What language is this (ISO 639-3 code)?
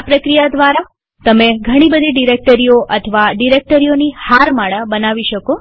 guj